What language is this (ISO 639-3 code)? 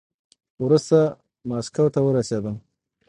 pus